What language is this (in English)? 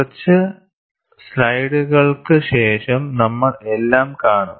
Malayalam